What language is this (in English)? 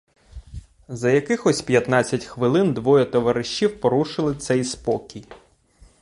Ukrainian